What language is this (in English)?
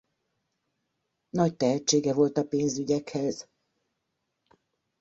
Hungarian